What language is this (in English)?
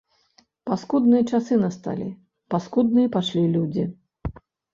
Belarusian